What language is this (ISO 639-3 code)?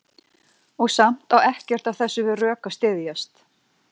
isl